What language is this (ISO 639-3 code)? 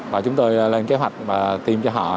vie